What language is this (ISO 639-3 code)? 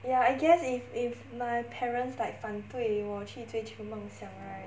eng